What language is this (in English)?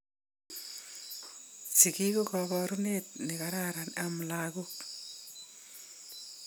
Kalenjin